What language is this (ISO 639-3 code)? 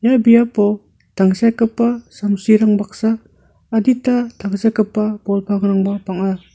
grt